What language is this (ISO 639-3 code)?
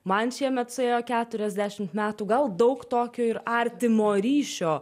lit